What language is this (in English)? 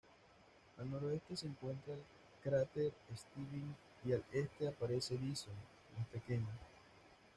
Spanish